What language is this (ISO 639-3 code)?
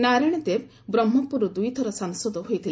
ori